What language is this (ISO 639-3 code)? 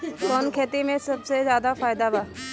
bho